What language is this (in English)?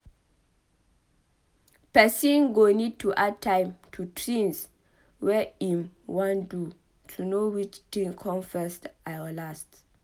Nigerian Pidgin